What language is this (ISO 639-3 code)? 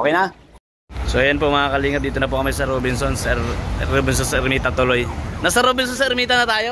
fil